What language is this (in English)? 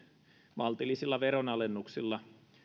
Finnish